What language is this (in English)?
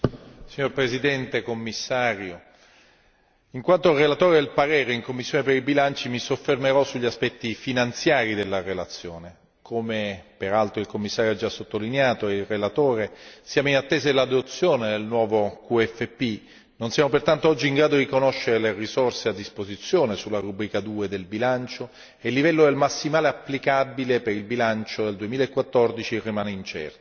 Italian